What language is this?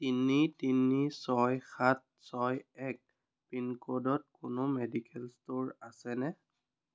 Assamese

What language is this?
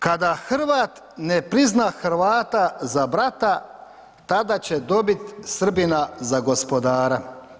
Croatian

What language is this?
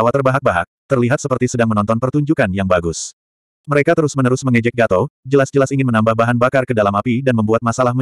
Indonesian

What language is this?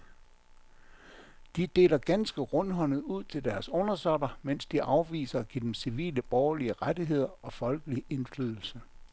Danish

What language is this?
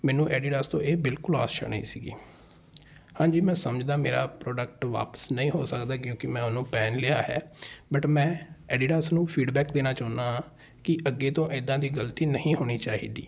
Punjabi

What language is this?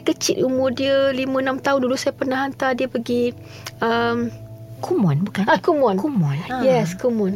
Malay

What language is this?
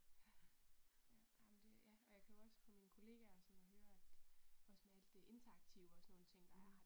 Danish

